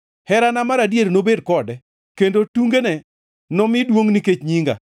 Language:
Luo (Kenya and Tanzania)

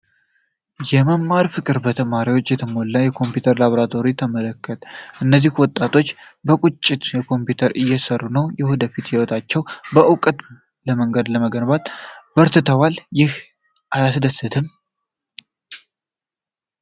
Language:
Amharic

